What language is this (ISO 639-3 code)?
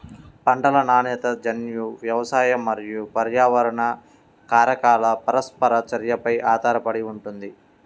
tel